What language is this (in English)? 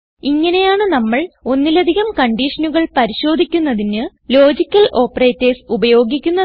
Malayalam